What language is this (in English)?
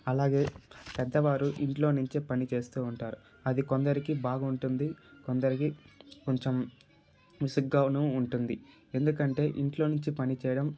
Telugu